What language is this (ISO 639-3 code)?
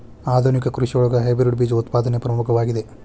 kan